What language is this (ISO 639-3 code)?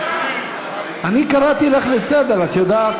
heb